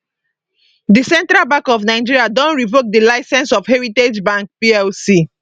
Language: Nigerian Pidgin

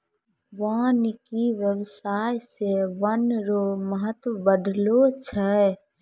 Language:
Maithili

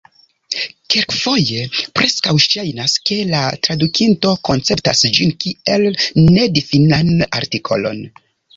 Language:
Esperanto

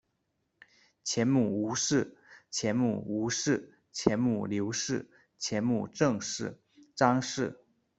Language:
Chinese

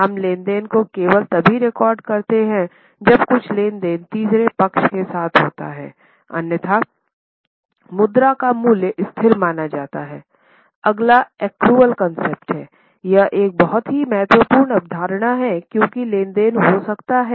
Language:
Hindi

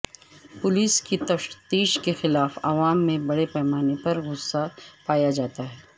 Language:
Urdu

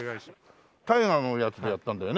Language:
Japanese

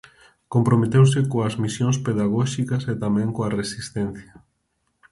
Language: Galician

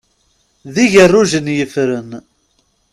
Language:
Kabyle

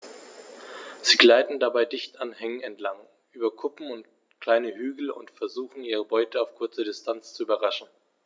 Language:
German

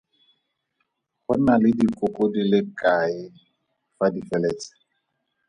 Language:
Tswana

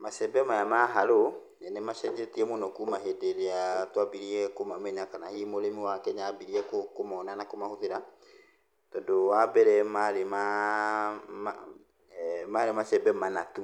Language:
Kikuyu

